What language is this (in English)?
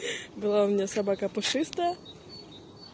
Russian